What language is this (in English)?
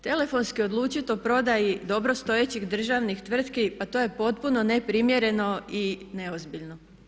Croatian